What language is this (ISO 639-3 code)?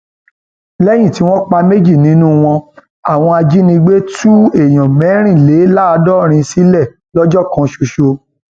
yor